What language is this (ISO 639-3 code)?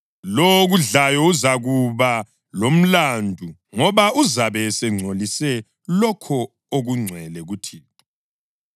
nde